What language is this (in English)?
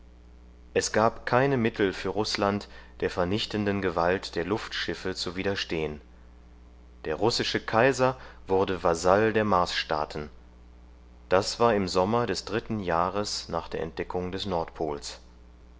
German